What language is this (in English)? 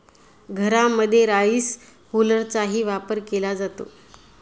Marathi